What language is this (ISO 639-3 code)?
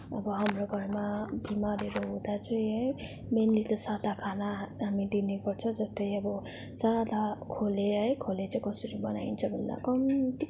nep